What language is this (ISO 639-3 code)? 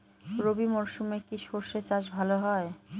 ben